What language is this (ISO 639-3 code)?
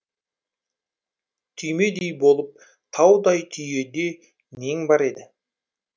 kaz